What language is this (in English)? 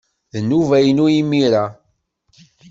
Kabyle